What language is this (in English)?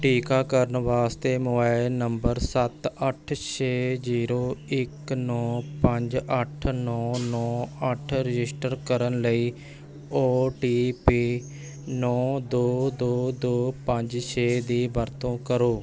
Punjabi